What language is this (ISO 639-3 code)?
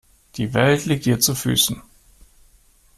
deu